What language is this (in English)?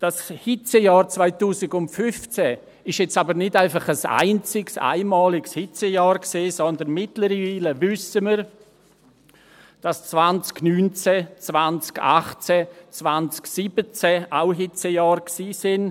Swiss German